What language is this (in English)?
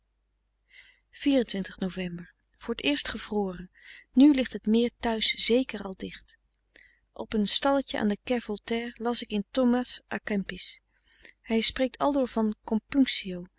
Dutch